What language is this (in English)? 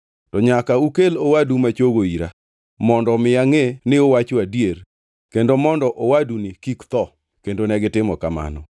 Luo (Kenya and Tanzania)